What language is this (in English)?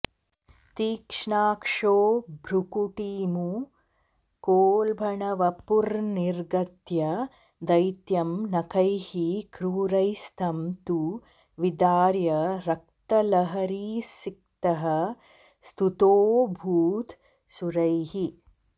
Sanskrit